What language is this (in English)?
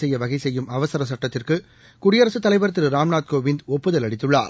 Tamil